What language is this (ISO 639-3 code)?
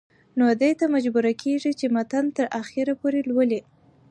pus